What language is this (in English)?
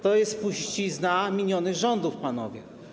Polish